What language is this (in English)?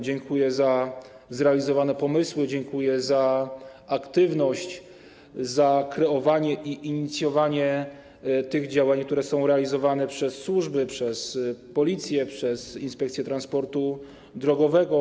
Polish